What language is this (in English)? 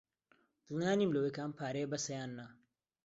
Central Kurdish